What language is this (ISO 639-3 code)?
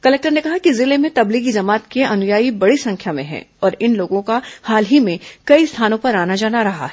hin